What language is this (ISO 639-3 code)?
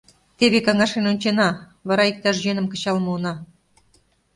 chm